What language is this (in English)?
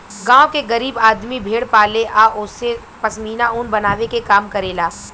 Bhojpuri